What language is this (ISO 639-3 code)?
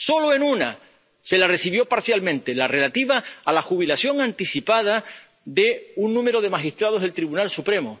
spa